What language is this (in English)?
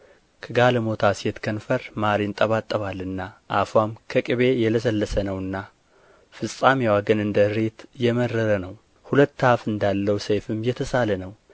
Amharic